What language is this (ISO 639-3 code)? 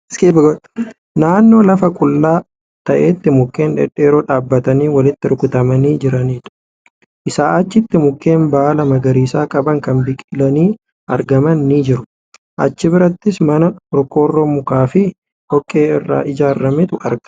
orm